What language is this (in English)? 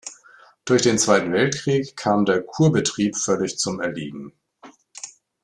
German